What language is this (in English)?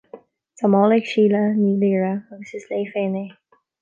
Irish